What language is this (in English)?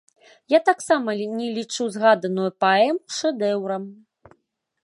Belarusian